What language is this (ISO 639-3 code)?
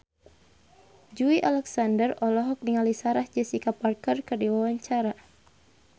sun